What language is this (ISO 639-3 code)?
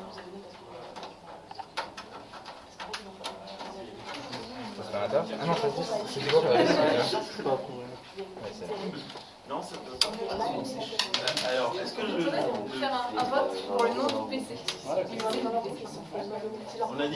fra